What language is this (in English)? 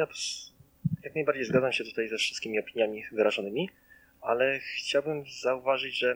Polish